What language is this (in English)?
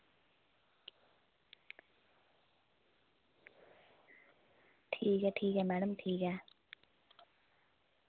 Dogri